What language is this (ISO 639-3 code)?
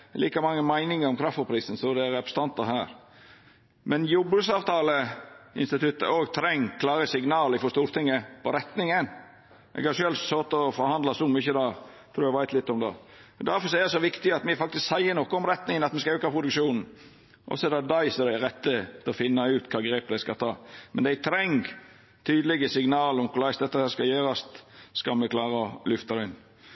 nno